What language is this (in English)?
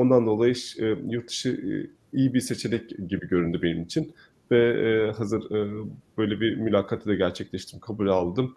Turkish